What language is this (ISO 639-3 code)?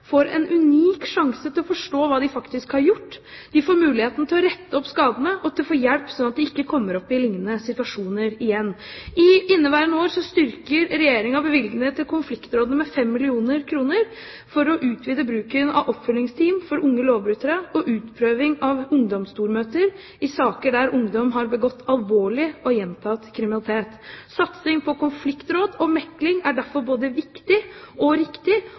nob